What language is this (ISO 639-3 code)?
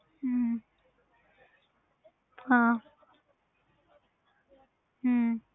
pan